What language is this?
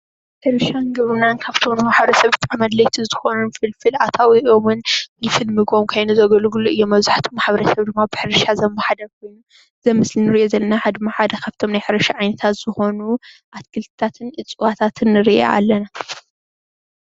Tigrinya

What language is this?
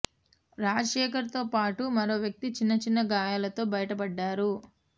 Telugu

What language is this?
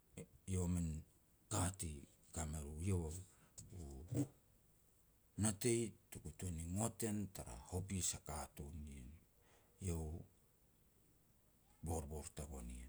Petats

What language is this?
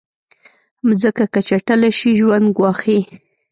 Pashto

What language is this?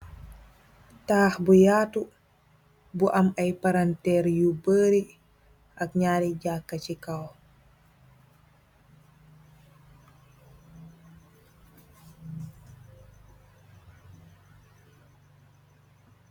Wolof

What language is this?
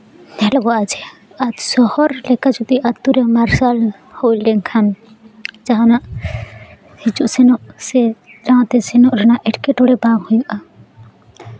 Santali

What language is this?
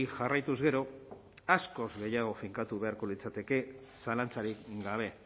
Basque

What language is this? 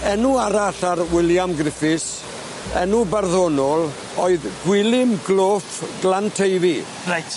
Welsh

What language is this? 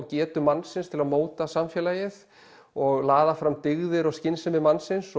Icelandic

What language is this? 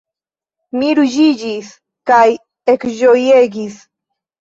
Esperanto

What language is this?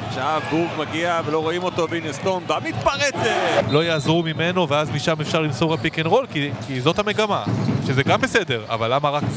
Hebrew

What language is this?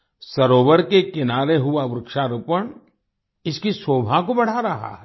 Hindi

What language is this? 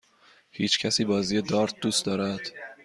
Persian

